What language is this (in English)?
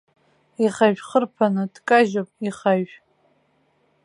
Abkhazian